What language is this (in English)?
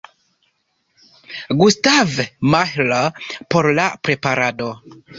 Esperanto